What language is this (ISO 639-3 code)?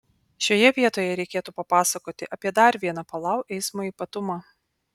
lit